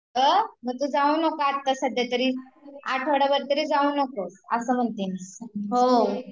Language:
Marathi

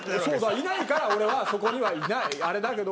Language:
Japanese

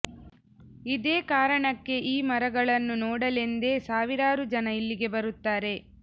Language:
Kannada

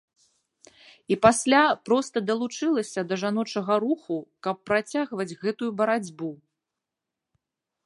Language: Belarusian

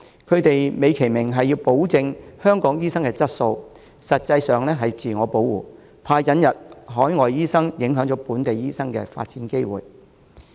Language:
Cantonese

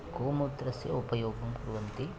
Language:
Sanskrit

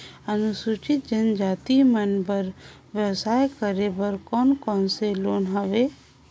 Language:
Chhattisgarhi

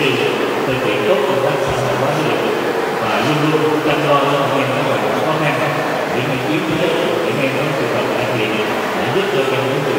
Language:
Vietnamese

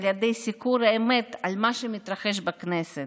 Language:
Hebrew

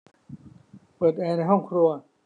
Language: Thai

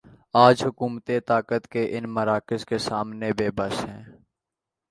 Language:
Urdu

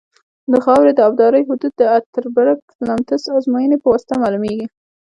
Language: Pashto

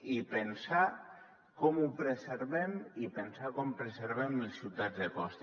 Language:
Catalan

